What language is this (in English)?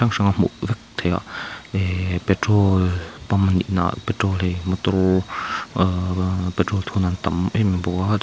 Mizo